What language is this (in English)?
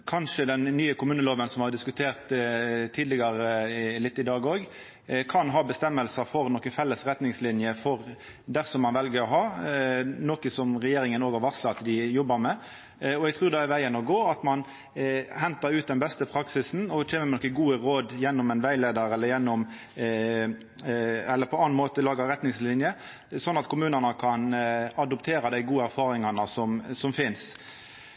Norwegian Nynorsk